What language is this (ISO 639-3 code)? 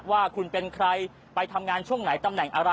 tha